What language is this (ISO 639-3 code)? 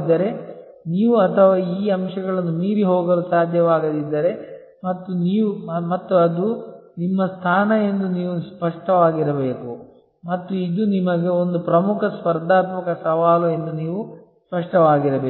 kan